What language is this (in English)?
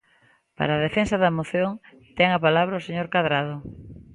Galician